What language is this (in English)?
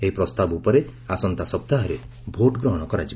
Odia